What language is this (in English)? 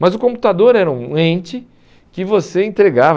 Portuguese